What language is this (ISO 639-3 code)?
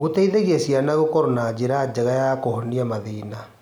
kik